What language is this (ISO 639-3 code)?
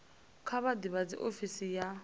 ven